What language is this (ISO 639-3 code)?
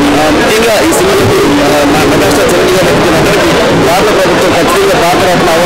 tel